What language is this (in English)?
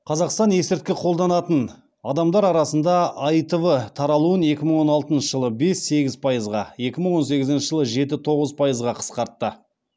Kazakh